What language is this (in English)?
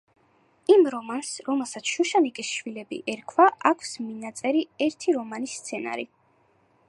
Georgian